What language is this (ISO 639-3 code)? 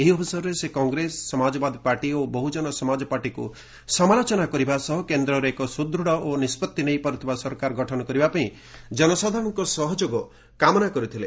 ori